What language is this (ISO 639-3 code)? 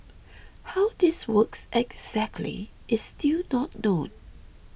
eng